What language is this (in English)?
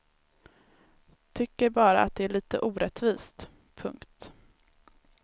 Swedish